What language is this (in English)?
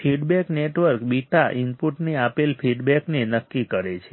Gujarati